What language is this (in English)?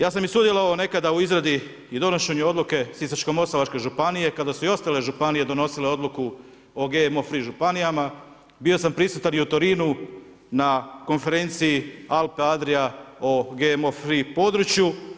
Croatian